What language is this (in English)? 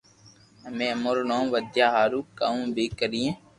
Loarki